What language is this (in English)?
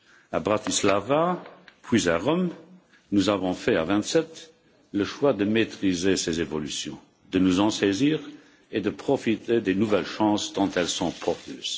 French